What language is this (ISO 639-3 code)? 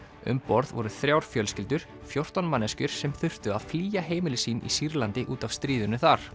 isl